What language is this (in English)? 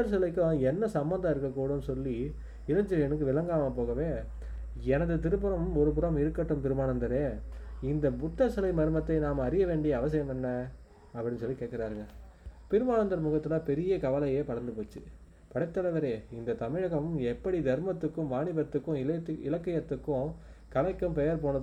Tamil